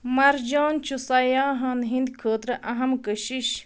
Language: Kashmiri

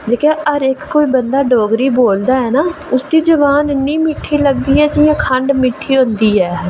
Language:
Dogri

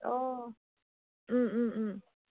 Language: Assamese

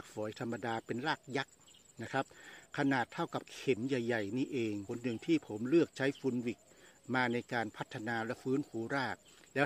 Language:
Thai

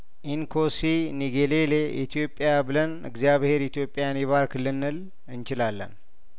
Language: Amharic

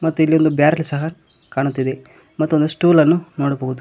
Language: Kannada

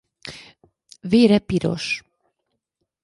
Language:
Hungarian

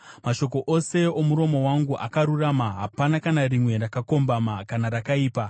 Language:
Shona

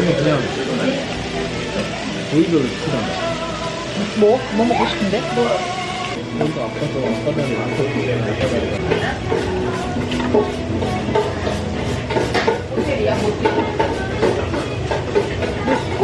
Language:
Korean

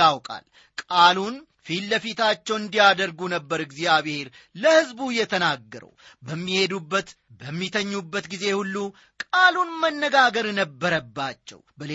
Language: Amharic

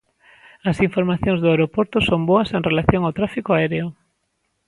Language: Galician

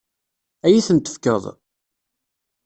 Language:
Kabyle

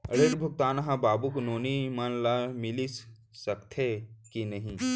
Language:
Chhattisgarhi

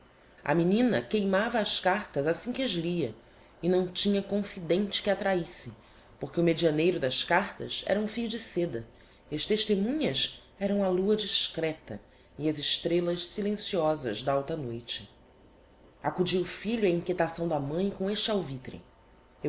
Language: Portuguese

